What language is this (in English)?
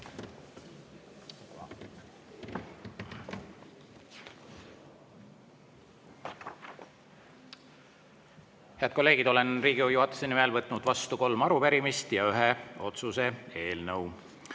Estonian